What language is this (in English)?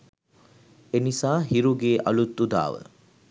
Sinhala